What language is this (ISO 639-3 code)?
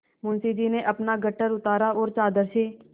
hin